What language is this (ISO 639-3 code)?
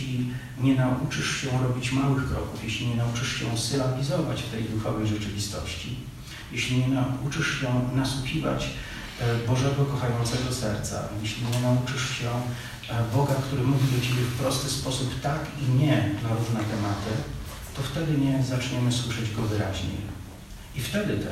pol